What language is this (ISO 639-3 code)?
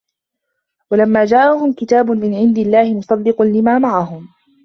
ara